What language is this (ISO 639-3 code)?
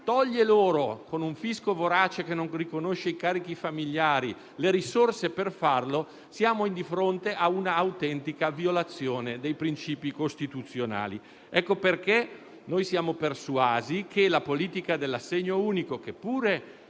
ita